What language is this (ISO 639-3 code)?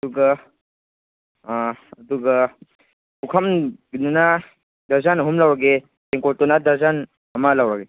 mni